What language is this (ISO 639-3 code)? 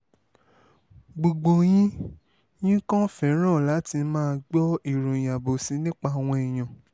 yor